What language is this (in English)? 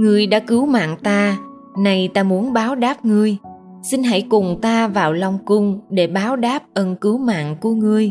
Vietnamese